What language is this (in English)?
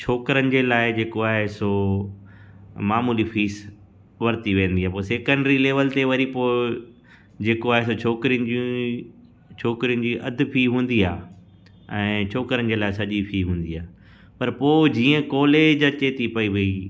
Sindhi